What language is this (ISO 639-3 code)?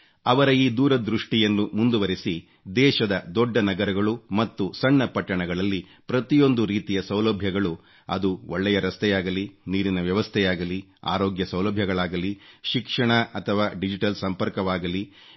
kan